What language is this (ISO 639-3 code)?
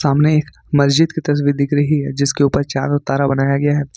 hin